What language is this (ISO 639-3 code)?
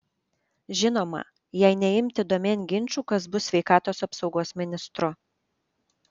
lit